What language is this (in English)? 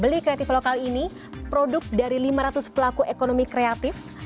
Indonesian